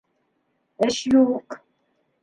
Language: Bashkir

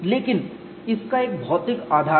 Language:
Hindi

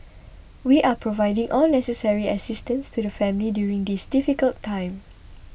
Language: English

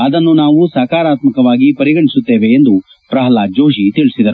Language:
Kannada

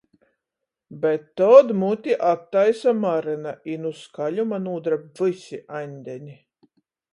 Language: Latgalian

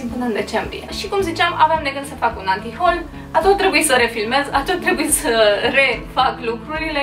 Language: Romanian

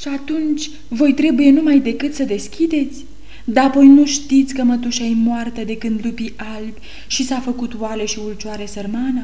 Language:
Romanian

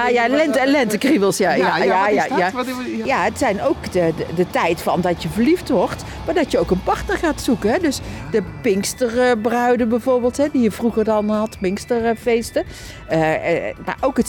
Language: Dutch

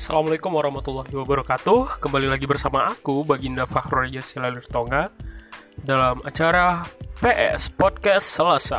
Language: Indonesian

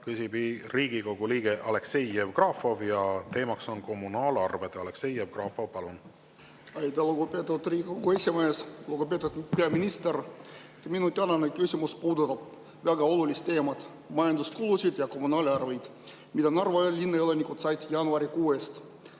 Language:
Estonian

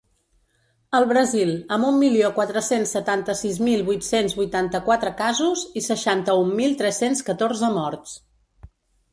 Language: Catalan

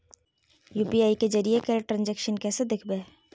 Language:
Magahi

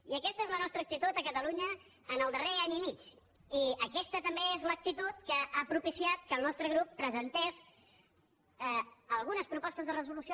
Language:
Catalan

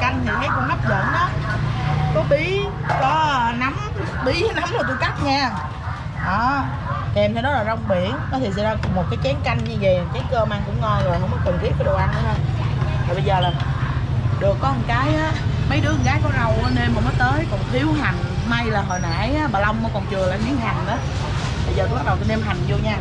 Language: Vietnamese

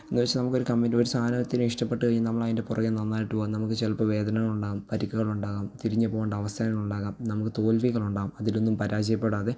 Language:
Malayalam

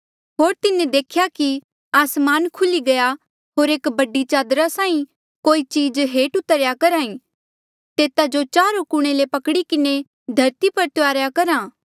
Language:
Mandeali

